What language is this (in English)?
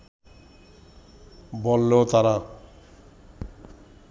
Bangla